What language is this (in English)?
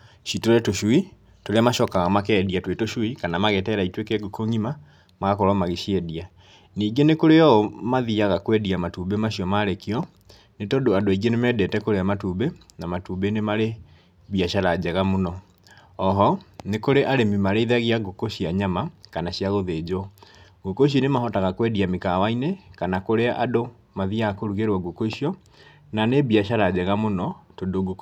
Kikuyu